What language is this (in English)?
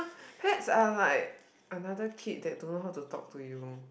English